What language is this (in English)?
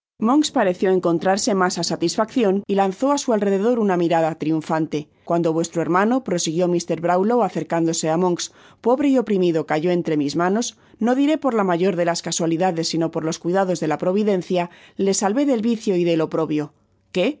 Spanish